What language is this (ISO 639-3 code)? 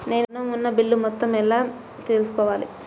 tel